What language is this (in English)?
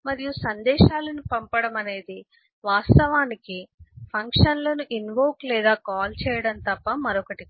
Telugu